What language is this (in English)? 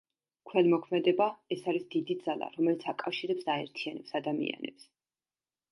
Georgian